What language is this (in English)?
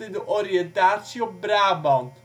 Dutch